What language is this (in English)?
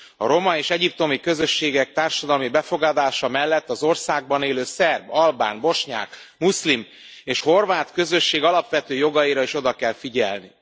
Hungarian